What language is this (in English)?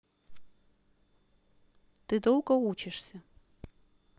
Russian